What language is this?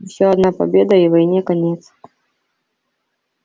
Russian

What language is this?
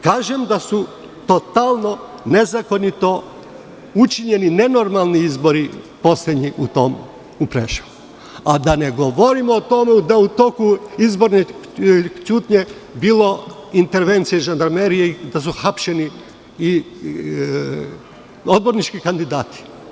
Serbian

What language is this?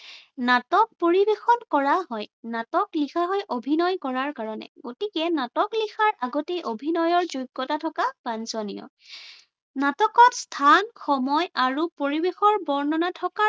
Assamese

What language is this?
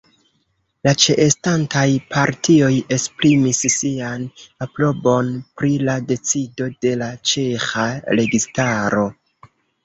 Esperanto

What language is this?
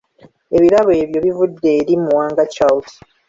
Ganda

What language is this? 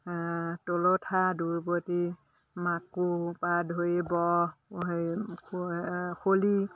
Assamese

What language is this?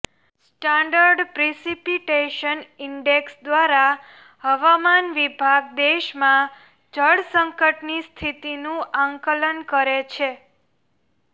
Gujarati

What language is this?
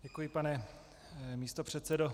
Czech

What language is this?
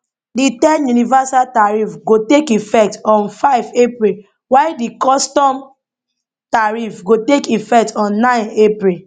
Nigerian Pidgin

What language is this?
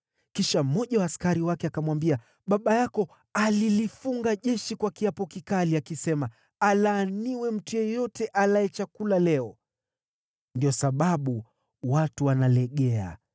Swahili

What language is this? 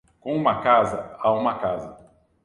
Portuguese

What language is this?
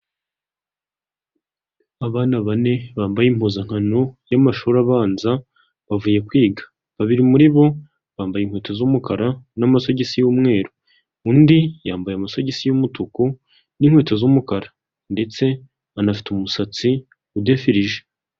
Kinyarwanda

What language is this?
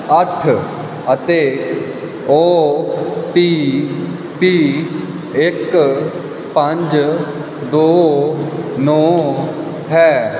Punjabi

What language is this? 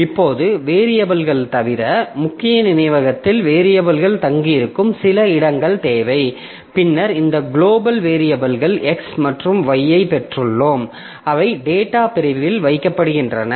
Tamil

